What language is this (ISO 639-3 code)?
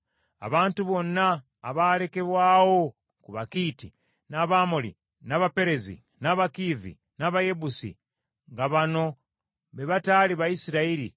lug